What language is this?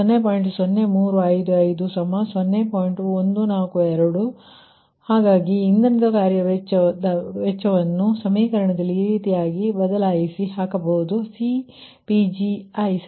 Kannada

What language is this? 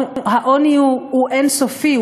Hebrew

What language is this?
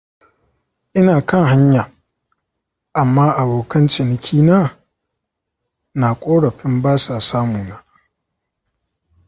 Hausa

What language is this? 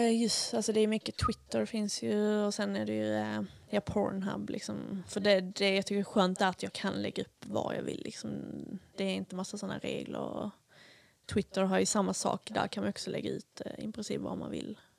Swedish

